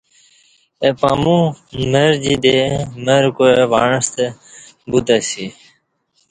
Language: Kati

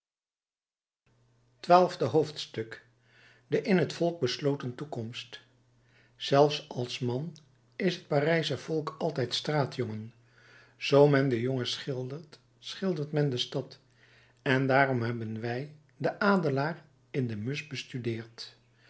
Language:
Dutch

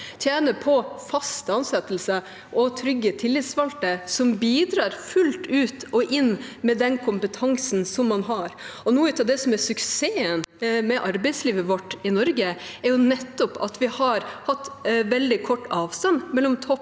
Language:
Norwegian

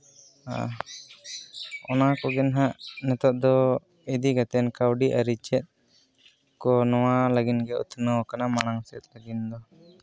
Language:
Santali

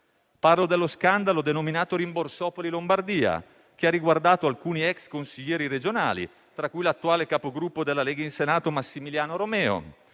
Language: Italian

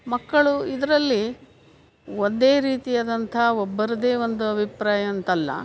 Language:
Kannada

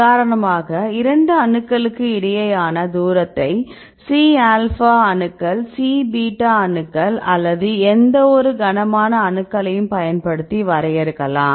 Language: Tamil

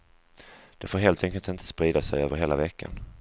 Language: Swedish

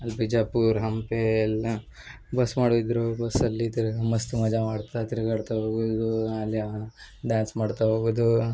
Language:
Kannada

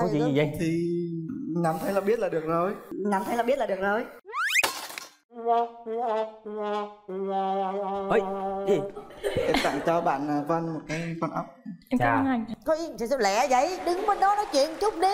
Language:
Vietnamese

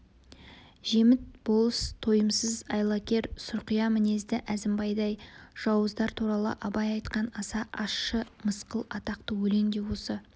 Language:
Kazakh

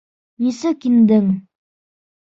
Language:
Bashkir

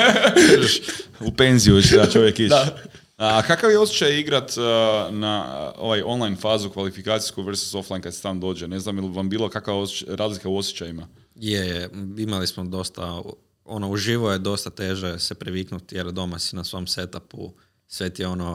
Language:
Croatian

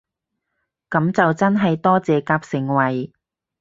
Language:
Cantonese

